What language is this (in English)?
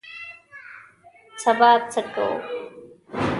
Pashto